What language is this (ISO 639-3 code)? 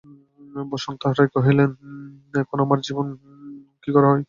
ben